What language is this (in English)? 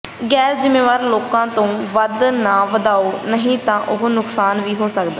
Punjabi